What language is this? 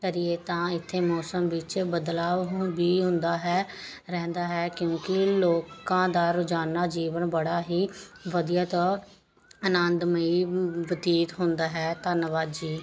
Punjabi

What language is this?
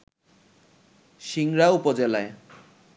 Bangla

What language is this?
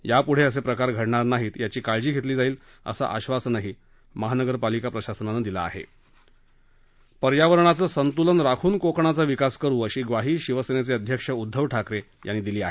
Marathi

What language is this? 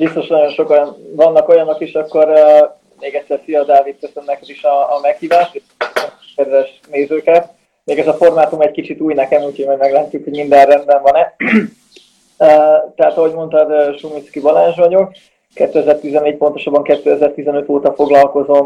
Hungarian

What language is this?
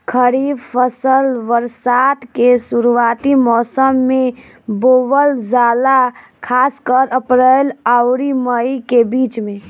Bhojpuri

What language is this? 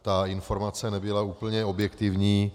Czech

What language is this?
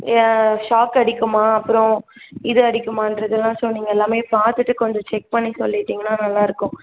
Tamil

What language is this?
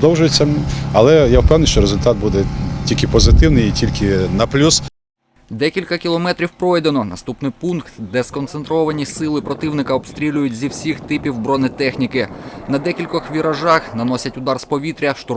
Ukrainian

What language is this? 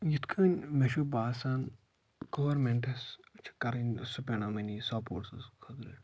Kashmiri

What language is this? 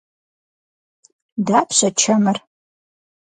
Kabardian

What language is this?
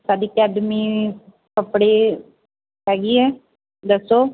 Punjabi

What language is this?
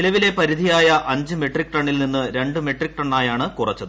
Malayalam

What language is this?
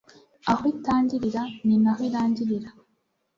Kinyarwanda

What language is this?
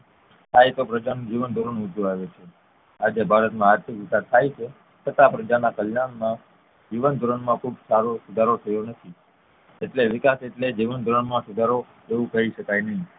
Gujarati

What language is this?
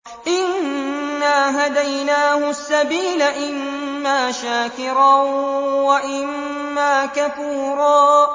Arabic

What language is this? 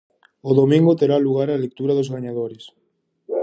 Galician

